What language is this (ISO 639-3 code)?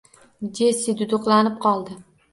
uzb